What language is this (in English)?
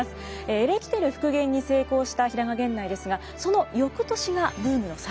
Japanese